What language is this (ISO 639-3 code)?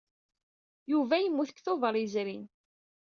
kab